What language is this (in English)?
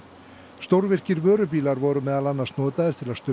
Icelandic